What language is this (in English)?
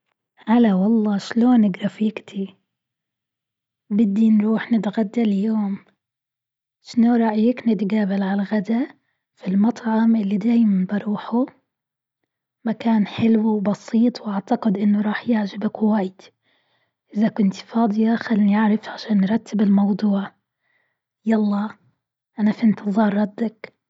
Gulf Arabic